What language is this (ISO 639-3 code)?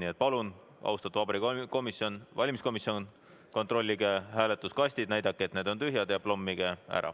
est